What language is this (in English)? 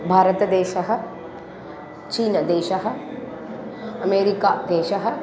Sanskrit